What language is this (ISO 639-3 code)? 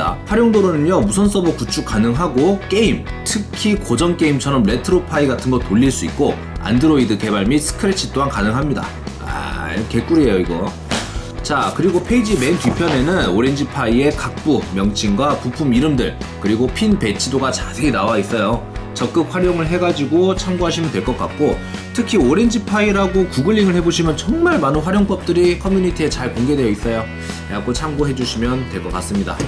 kor